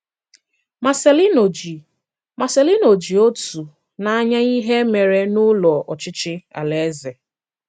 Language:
Igbo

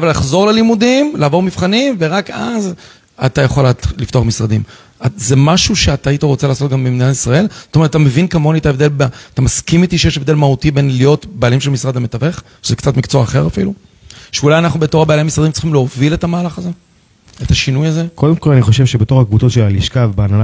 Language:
Hebrew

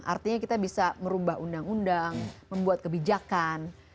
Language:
Indonesian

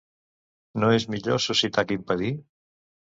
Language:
Catalan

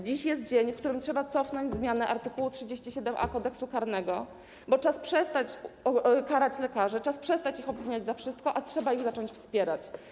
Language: Polish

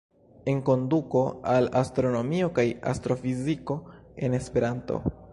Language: Esperanto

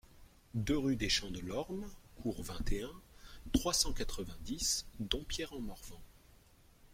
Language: French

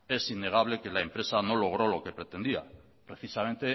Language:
Spanish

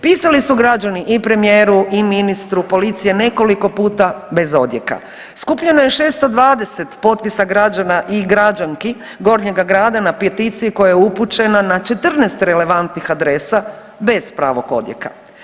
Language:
Croatian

